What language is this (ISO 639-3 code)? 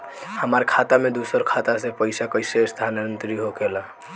bho